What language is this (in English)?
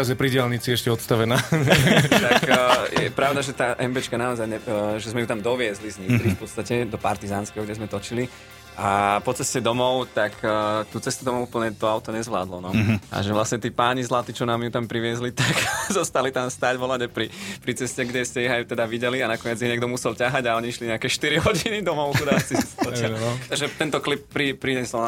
Slovak